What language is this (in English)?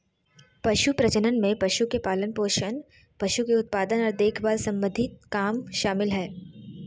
Magahi